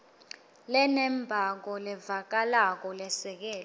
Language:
Swati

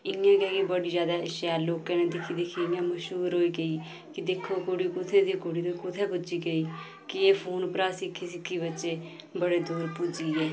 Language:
Dogri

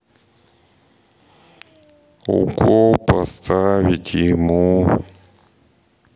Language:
Russian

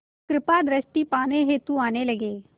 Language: Hindi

